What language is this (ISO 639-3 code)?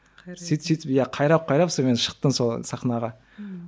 kaz